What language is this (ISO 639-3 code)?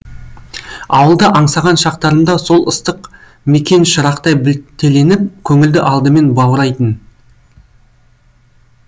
kaz